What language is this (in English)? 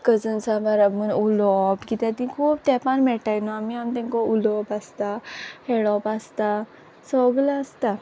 Konkani